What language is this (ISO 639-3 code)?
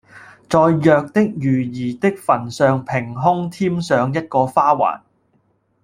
yue